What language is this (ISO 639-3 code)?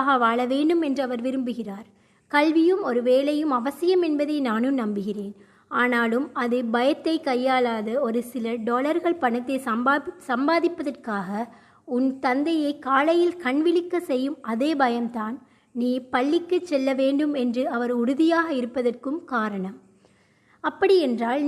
tam